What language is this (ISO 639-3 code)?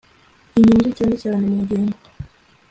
kin